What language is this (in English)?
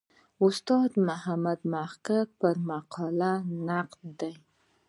Pashto